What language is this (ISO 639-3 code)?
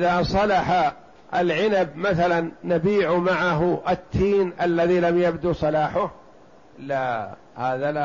ara